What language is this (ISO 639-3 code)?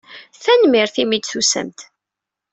kab